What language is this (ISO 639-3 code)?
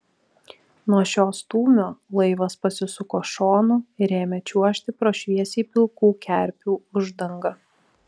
lit